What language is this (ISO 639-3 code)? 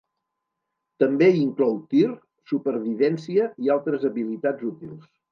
cat